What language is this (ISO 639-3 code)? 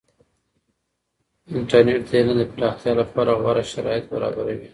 pus